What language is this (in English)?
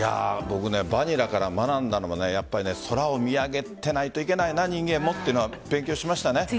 Japanese